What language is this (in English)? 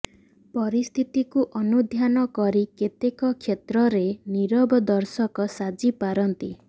Odia